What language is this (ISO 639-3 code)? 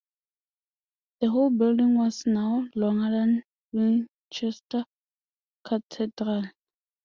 eng